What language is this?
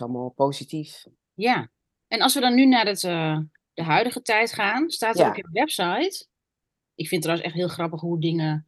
Dutch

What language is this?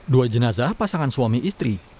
Indonesian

